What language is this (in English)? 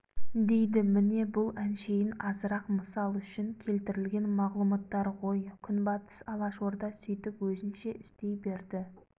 Kazakh